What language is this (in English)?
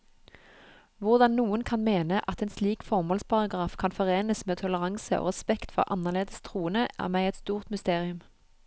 Norwegian